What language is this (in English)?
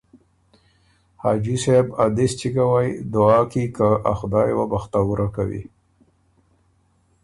Ormuri